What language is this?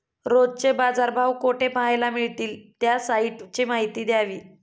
Marathi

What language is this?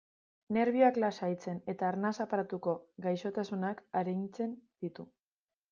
Basque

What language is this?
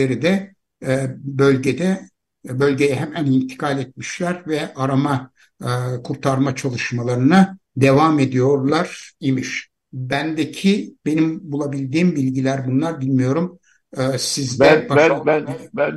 Turkish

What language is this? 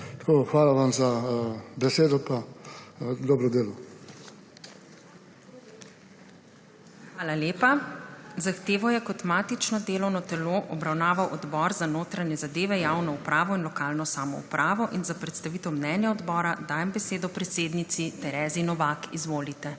Slovenian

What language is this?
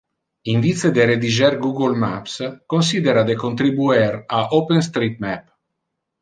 Interlingua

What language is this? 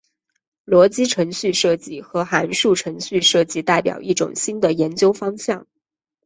Chinese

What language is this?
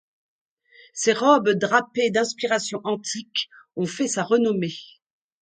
French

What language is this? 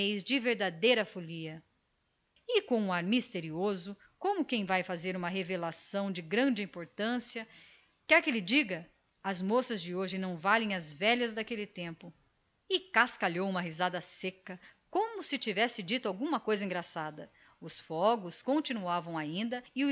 Portuguese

